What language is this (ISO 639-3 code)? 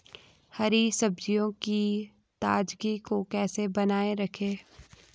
hin